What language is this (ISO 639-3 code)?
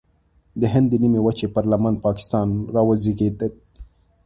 pus